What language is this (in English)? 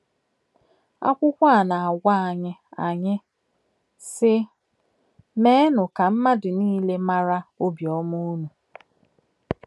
Igbo